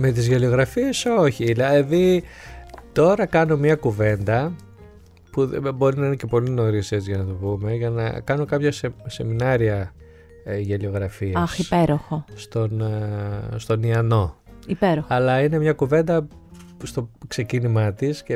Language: Greek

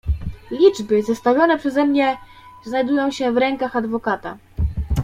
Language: Polish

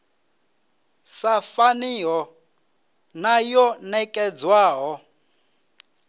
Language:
Venda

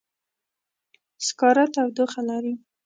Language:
Pashto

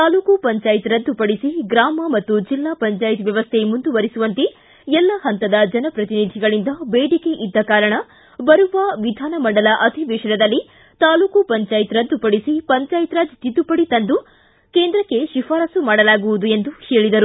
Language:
Kannada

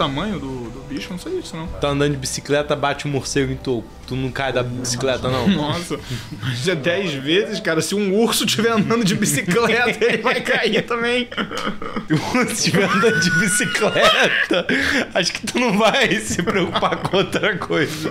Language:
Portuguese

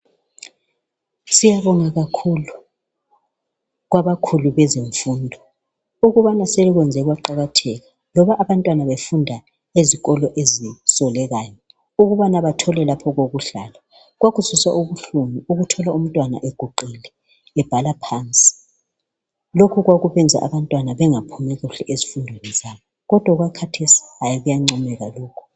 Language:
North Ndebele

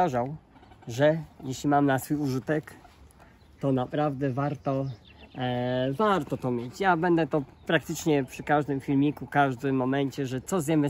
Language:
Polish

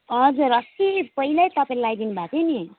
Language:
Nepali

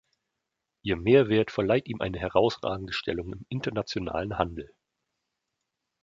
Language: German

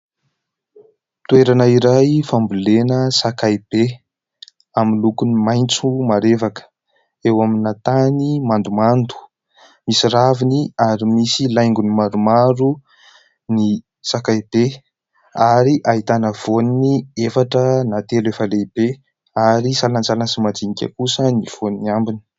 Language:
Malagasy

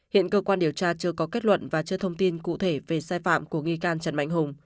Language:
Vietnamese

